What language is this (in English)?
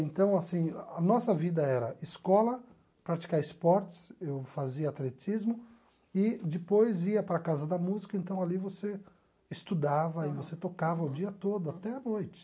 Portuguese